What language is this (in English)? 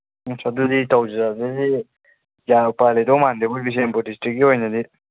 Manipuri